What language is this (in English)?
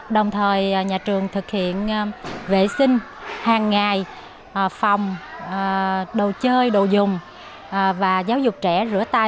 Vietnamese